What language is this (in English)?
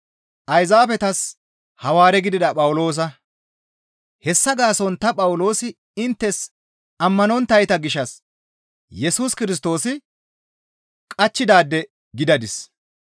Gamo